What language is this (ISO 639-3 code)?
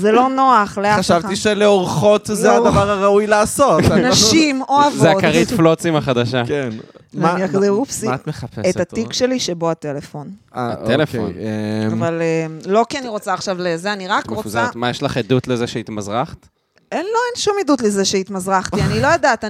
heb